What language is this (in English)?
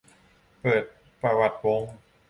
Thai